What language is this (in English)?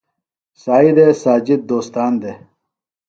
Phalura